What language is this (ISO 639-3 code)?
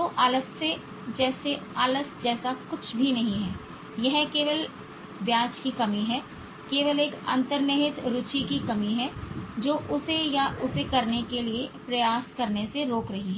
hin